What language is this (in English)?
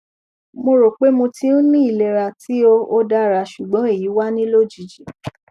Yoruba